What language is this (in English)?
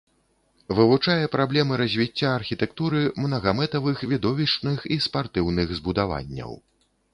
Belarusian